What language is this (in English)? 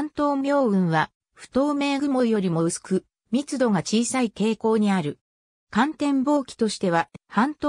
Japanese